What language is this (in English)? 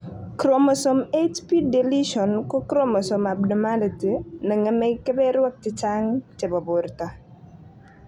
Kalenjin